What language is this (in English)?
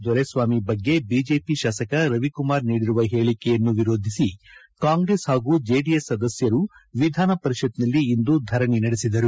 Kannada